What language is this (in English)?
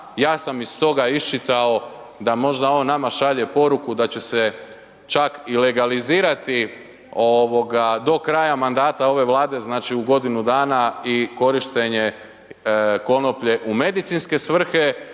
Croatian